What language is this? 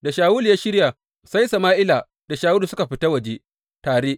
Hausa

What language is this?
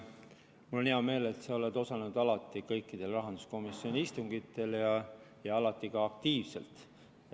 Estonian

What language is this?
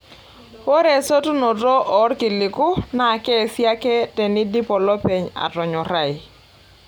Masai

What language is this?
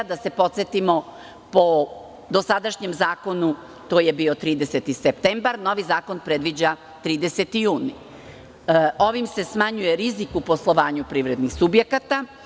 Serbian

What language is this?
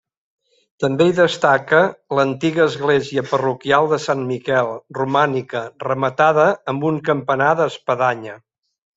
Catalan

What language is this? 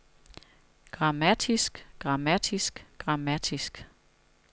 Danish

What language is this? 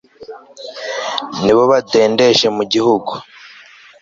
Kinyarwanda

